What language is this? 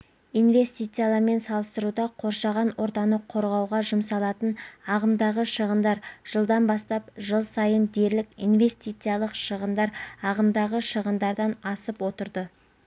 Kazakh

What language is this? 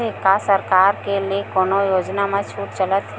Chhattisgarhi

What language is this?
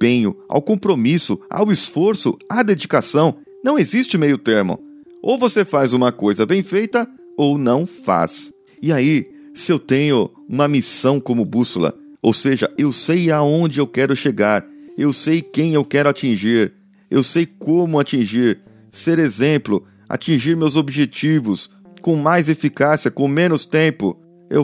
Portuguese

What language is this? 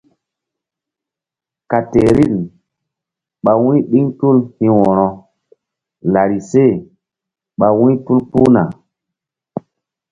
Mbum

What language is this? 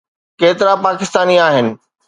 Sindhi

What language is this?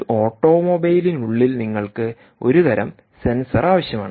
Malayalam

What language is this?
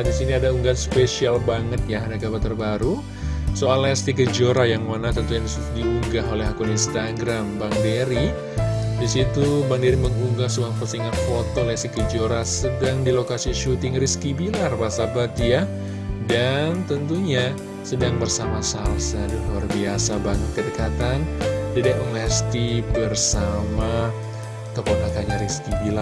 Indonesian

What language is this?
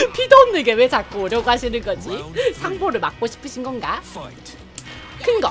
Korean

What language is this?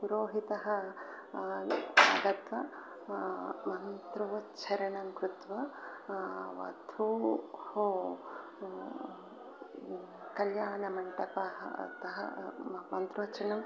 Sanskrit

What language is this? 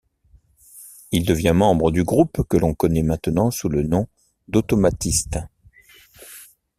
French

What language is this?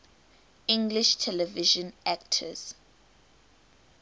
English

